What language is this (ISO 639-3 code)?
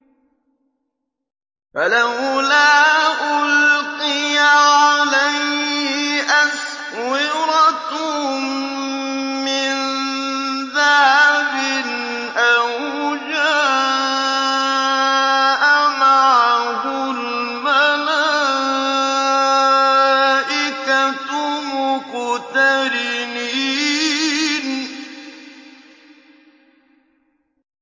ara